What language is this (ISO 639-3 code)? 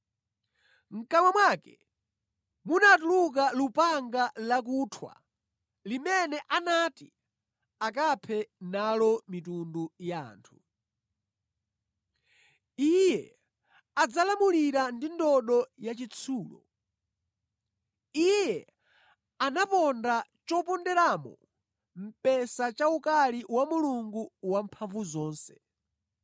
nya